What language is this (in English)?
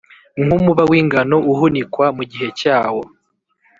Kinyarwanda